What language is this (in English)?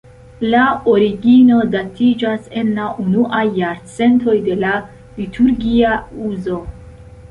Esperanto